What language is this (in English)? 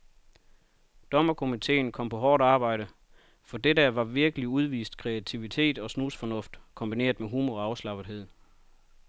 Danish